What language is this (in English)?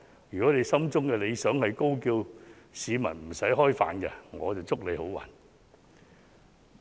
Cantonese